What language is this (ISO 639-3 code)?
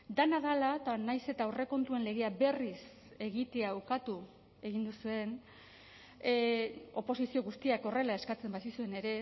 eus